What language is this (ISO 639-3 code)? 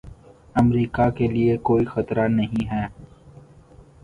urd